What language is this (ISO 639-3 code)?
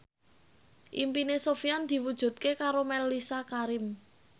jav